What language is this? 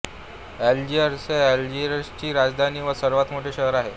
Marathi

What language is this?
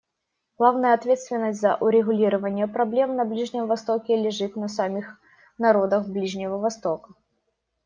Russian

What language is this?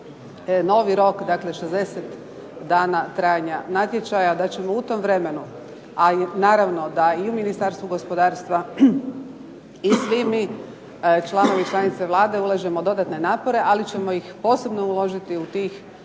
Croatian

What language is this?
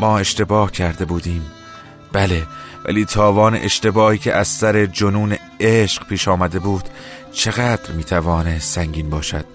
Persian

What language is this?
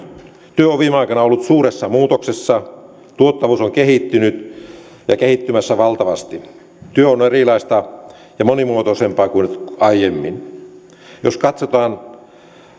Finnish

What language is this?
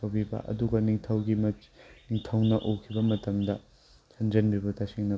Manipuri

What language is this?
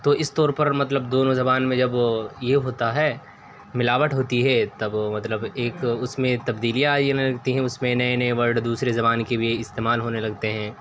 Urdu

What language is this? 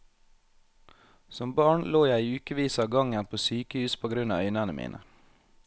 Norwegian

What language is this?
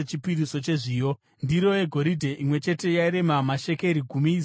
Shona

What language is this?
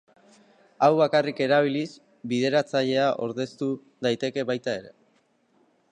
Basque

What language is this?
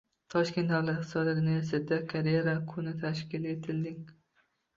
Uzbek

